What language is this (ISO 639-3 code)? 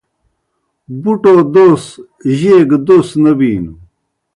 plk